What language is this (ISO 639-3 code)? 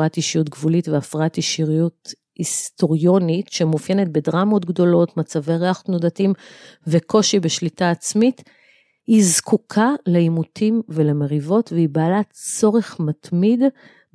heb